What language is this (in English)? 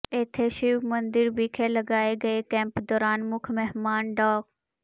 Punjabi